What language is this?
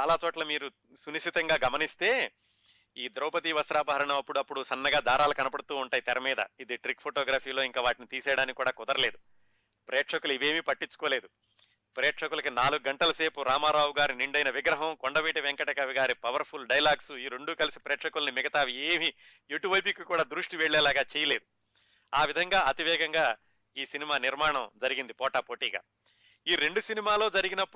Telugu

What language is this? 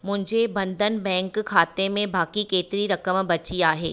Sindhi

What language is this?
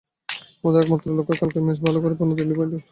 Bangla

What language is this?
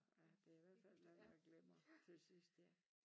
Danish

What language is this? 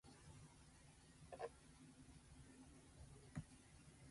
Japanese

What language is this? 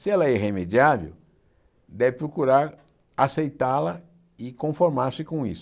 Portuguese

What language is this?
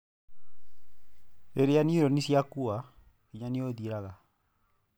Kikuyu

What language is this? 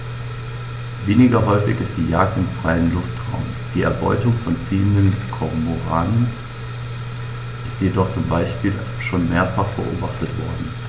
German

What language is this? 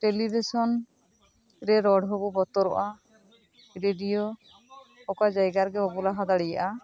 Santali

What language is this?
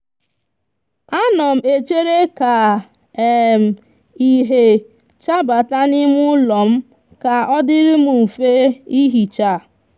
Igbo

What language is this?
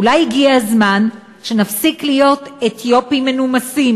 Hebrew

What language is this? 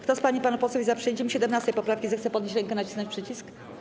Polish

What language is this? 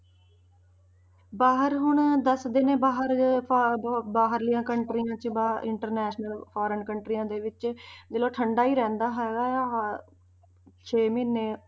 Punjabi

